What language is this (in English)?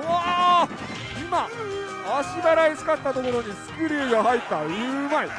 Japanese